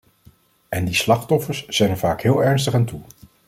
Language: Dutch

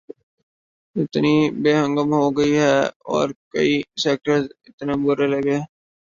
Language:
Urdu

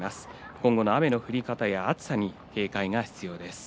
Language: Japanese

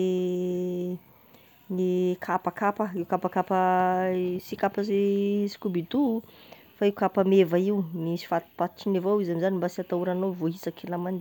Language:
Tesaka Malagasy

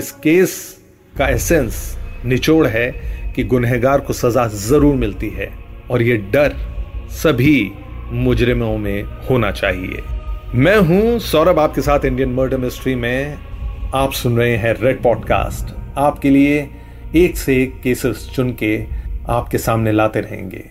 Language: Hindi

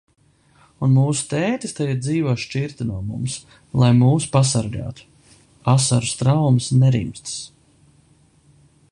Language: Latvian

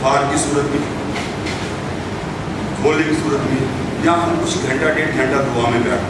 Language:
Hindi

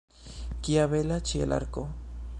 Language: Esperanto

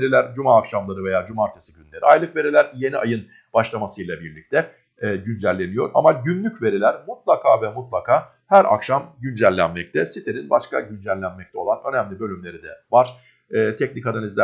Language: Turkish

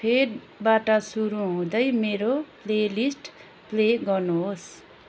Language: Nepali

